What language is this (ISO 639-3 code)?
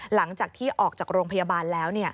tha